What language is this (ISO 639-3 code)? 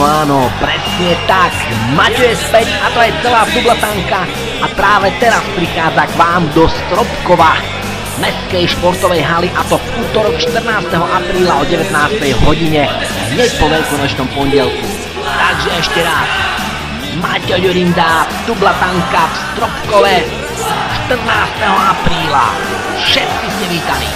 slk